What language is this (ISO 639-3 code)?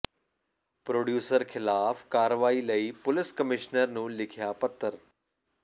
pan